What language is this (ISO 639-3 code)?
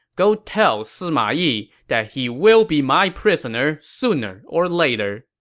eng